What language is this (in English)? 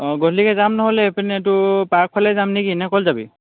Assamese